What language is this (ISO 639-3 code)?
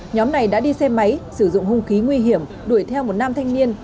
vie